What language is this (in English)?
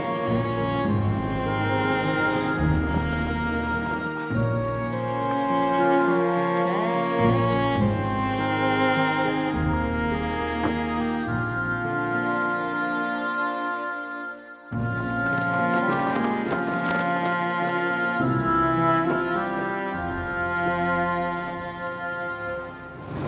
Indonesian